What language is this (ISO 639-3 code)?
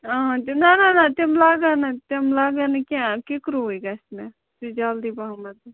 kas